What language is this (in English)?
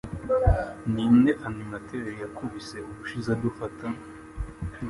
Kinyarwanda